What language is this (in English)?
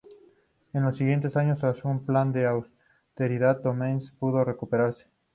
Spanish